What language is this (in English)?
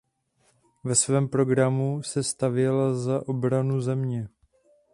Czech